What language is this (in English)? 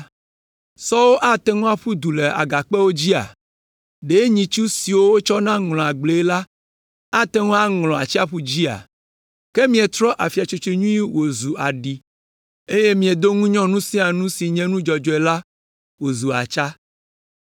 Ewe